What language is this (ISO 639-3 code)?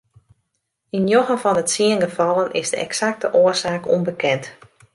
fry